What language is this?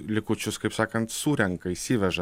Lithuanian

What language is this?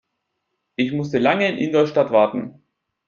German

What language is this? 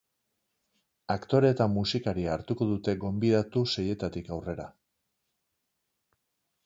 Basque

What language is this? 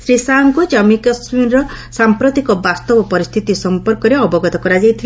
Odia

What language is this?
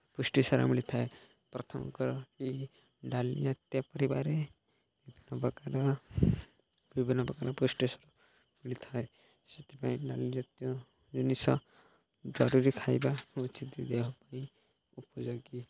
Odia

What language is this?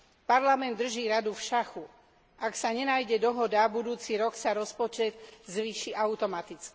Slovak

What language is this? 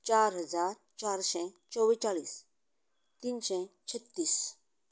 Konkani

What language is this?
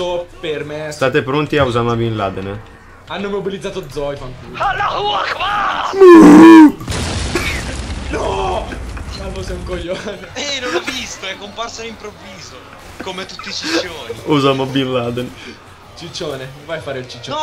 Italian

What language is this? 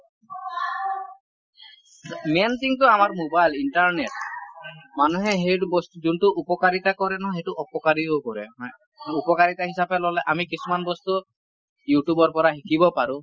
Assamese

